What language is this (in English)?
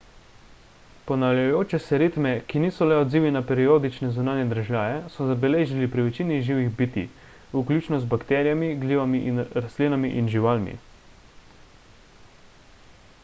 Slovenian